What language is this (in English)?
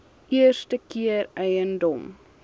Afrikaans